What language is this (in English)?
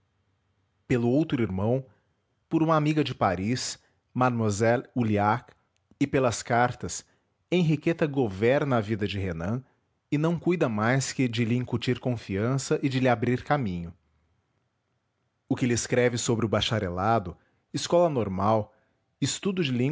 Portuguese